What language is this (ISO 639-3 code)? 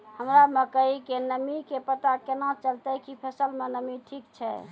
mai